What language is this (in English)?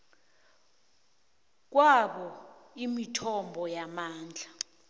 South Ndebele